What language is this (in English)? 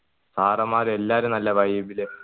Malayalam